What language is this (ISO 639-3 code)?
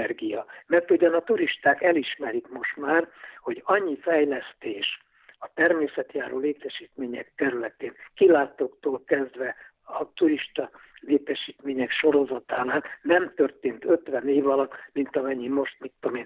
hun